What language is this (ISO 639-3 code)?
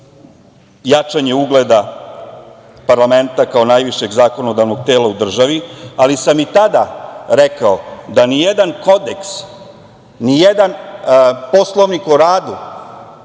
srp